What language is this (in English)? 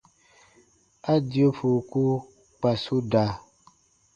Baatonum